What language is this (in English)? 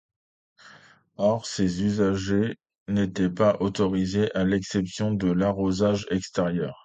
French